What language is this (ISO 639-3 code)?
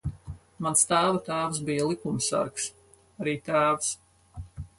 lav